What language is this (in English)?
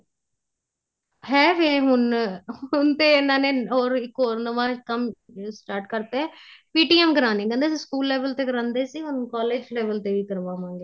Punjabi